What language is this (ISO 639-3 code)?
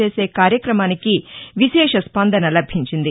tel